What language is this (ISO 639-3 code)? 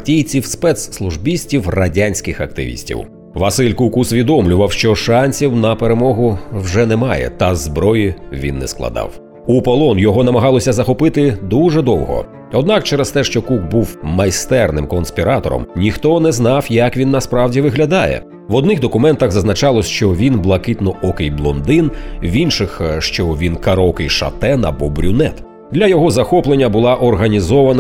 ukr